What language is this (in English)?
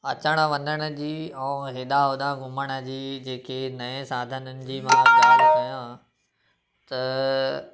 Sindhi